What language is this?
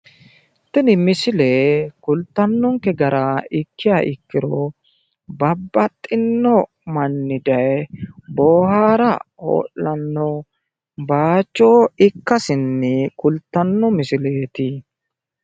Sidamo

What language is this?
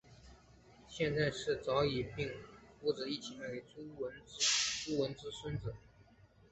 Chinese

